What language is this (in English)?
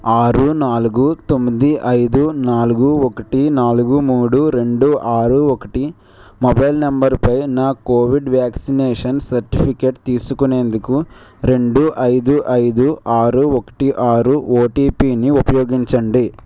Telugu